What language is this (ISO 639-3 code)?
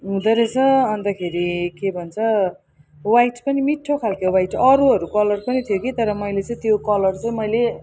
nep